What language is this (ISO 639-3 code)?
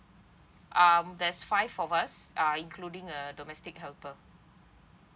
eng